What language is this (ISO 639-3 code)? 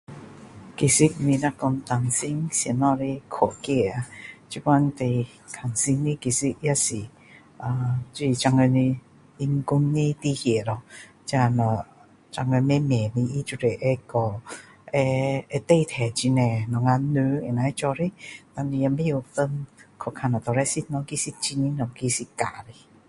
cdo